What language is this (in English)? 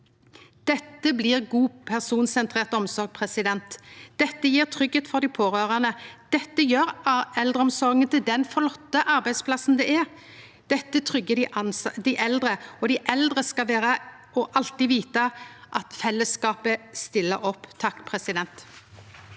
Norwegian